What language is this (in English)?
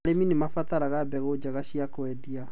Kikuyu